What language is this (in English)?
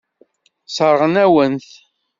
Kabyle